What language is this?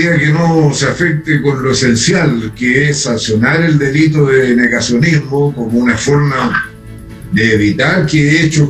Spanish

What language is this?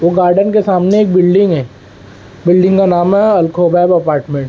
Urdu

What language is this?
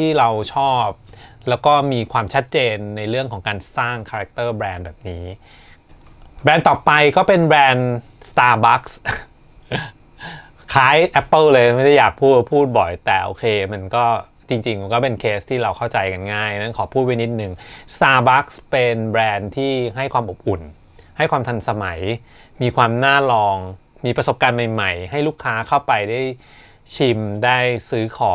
Thai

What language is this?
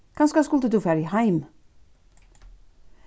Faroese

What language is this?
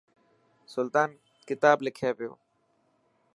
Dhatki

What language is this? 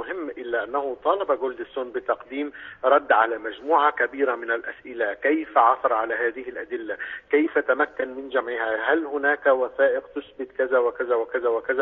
Arabic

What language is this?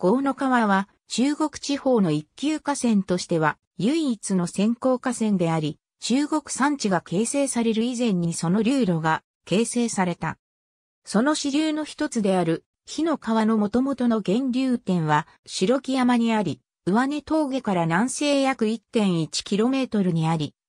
Japanese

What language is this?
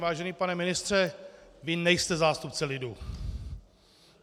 Czech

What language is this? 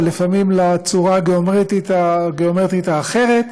Hebrew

